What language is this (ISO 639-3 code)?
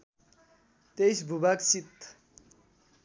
nep